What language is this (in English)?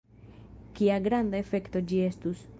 Esperanto